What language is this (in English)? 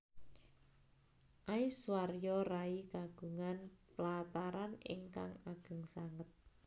Javanese